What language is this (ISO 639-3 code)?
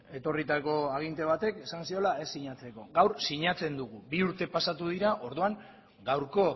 eus